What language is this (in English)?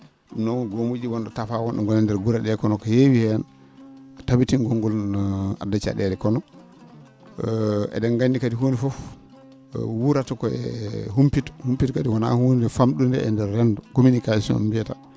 Fula